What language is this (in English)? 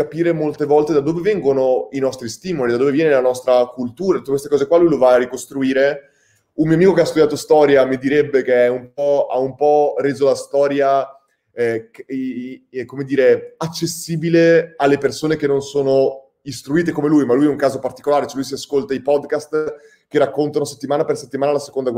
Italian